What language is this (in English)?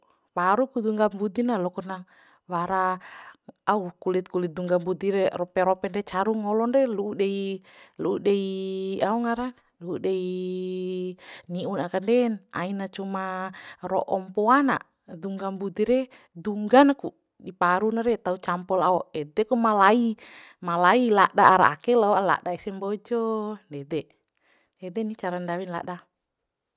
Bima